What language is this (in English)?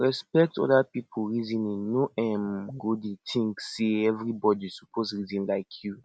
Nigerian Pidgin